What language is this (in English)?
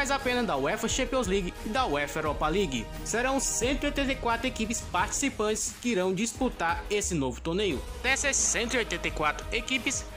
Portuguese